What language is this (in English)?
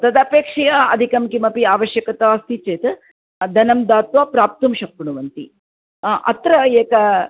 Sanskrit